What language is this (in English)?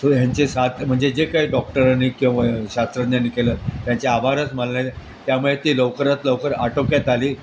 Marathi